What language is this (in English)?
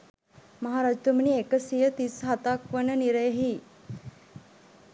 Sinhala